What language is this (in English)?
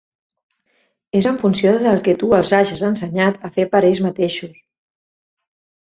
Catalan